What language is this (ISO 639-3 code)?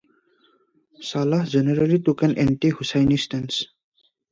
eng